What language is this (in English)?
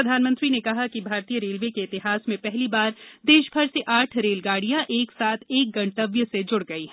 Hindi